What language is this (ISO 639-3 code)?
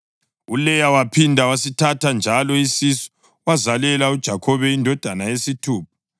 nde